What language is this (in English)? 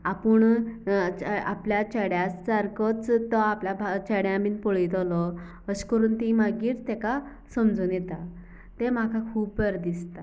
Konkani